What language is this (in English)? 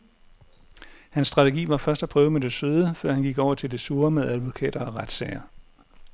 Danish